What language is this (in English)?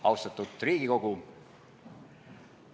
Estonian